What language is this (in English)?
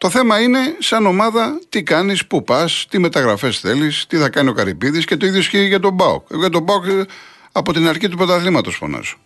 Greek